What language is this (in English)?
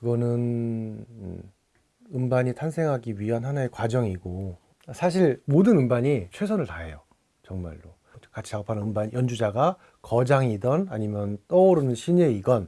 Korean